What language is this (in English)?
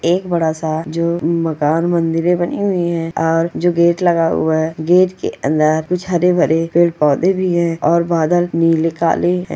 Magahi